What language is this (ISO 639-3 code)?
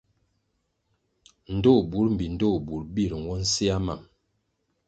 nmg